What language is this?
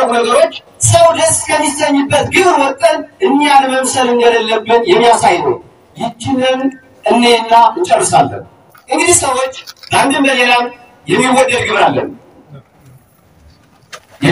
Turkish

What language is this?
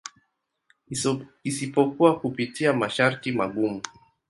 Swahili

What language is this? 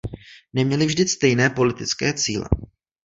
Czech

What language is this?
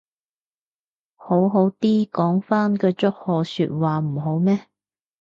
Cantonese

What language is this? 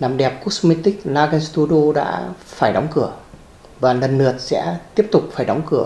Vietnamese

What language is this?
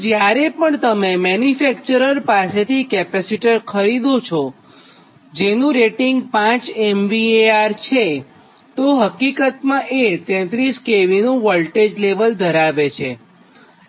Gujarati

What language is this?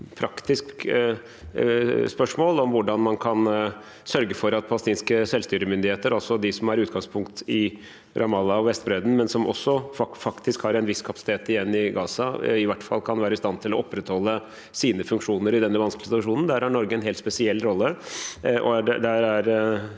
Norwegian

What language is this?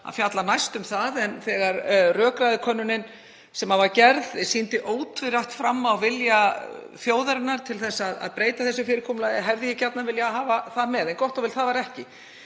Icelandic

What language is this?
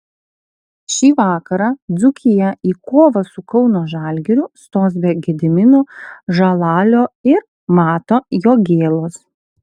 Lithuanian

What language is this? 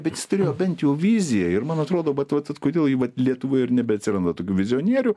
Lithuanian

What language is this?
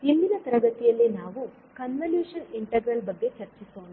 Kannada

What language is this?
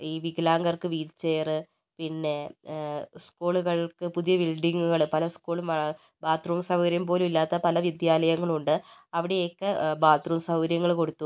Malayalam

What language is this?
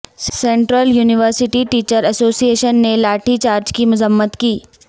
Urdu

